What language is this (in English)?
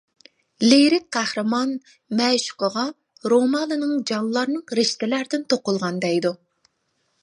Uyghur